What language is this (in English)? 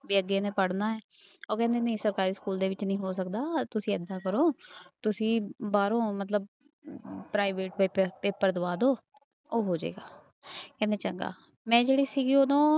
Punjabi